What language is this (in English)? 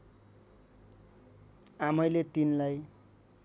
Nepali